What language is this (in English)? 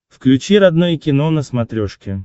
Russian